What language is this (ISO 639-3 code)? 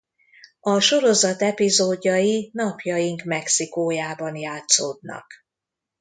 hun